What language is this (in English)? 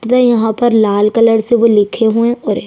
Hindi